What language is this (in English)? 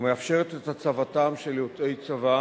Hebrew